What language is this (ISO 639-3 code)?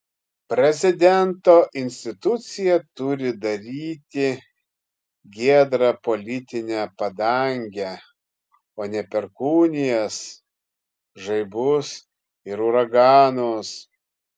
lit